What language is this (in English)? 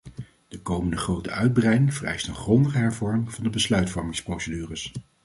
Dutch